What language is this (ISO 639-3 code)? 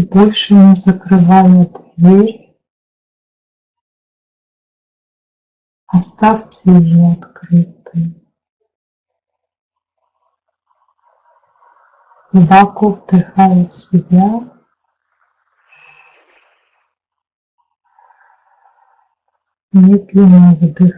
rus